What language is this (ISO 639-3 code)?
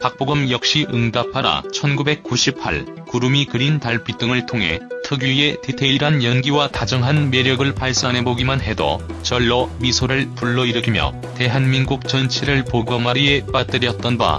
kor